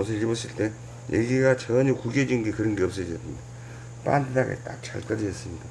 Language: Korean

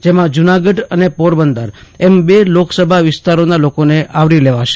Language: Gujarati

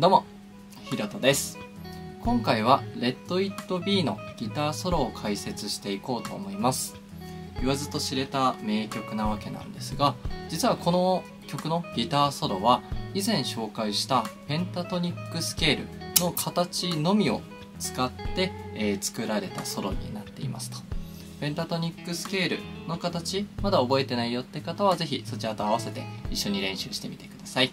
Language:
Japanese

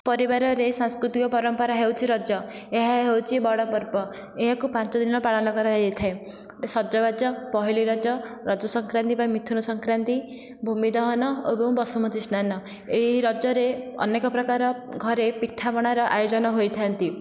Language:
Odia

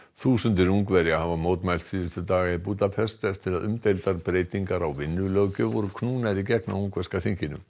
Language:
Icelandic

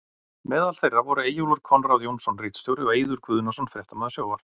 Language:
Icelandic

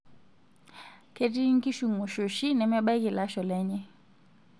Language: Masai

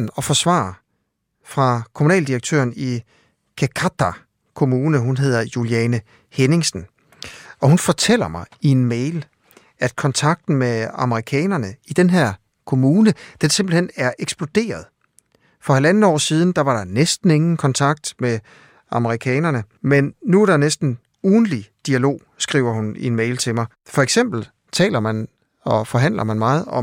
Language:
Danish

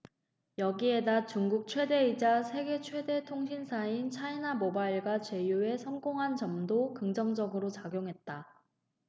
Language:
Korean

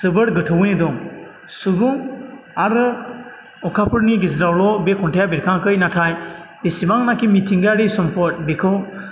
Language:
Bodo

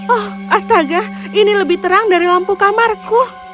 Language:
Indonesian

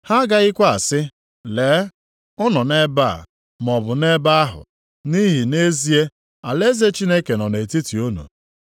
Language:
Igbo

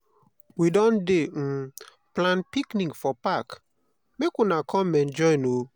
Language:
Nigerian Pidgin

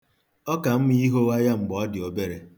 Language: Igbo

